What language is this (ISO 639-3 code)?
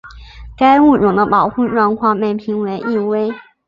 zho